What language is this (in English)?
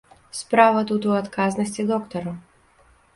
Belarusian